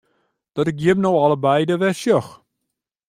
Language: Western Frisian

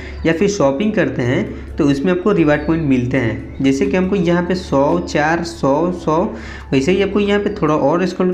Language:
Hindi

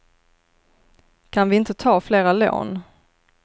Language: Swedish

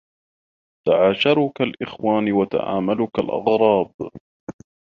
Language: Arabic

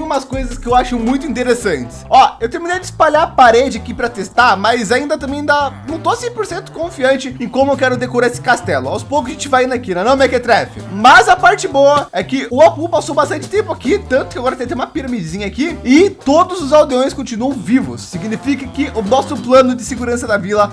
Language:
Portuguese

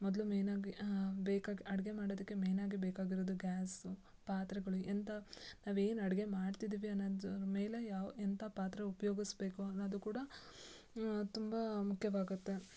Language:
Kannada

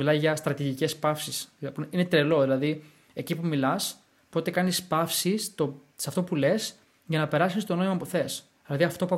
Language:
Greek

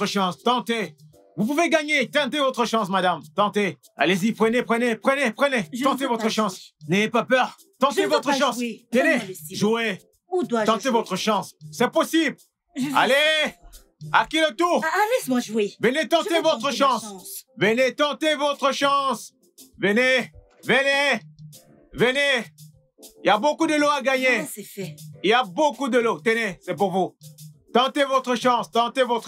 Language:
French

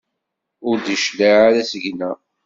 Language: Kabyle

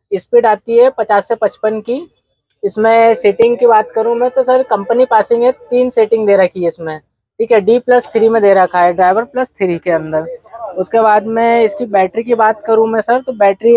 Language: Hindi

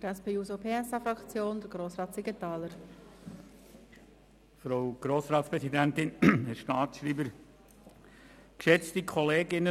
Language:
Swiss German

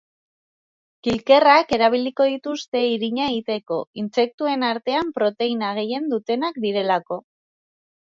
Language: Basque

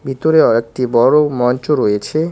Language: Bangla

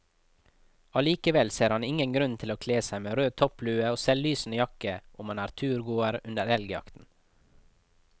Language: Norwegian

